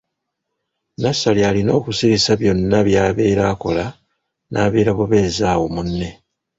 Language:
Ganda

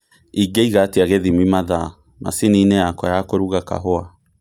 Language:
Kikuyu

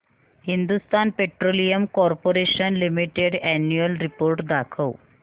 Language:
Marathi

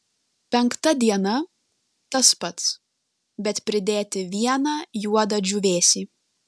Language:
Lithuanian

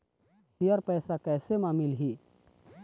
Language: Chhattisgarhi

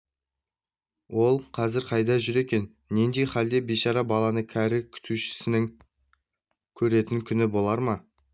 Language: Kazakh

